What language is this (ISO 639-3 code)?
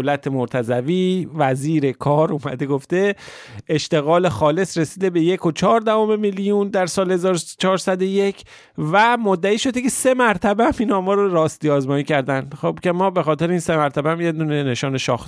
fas